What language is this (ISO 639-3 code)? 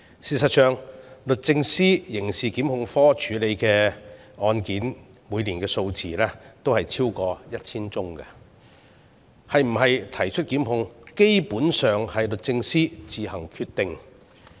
yue